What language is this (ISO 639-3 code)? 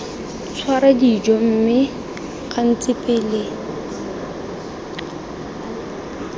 tsn